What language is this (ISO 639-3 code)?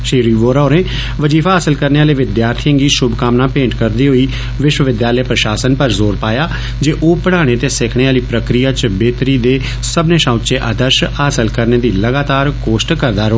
doi